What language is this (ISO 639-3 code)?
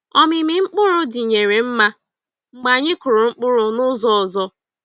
ibo